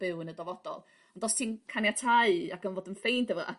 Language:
Welsh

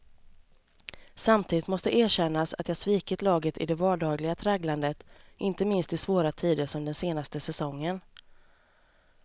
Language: Swedish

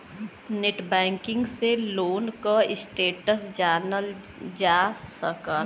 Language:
Bhojpuri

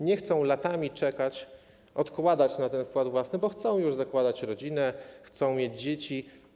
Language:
Polish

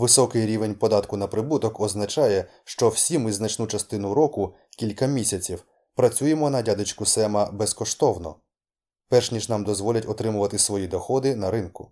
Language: Ukrainian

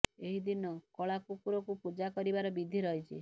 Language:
Odia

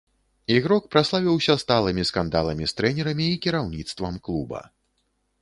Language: Belarusian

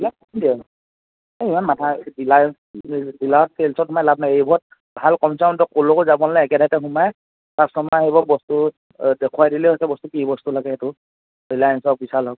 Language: Assamese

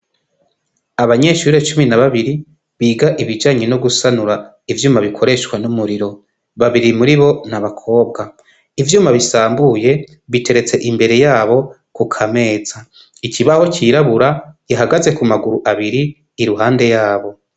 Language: Rundi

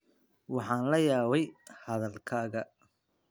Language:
Somali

